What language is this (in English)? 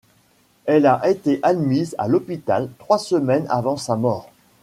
French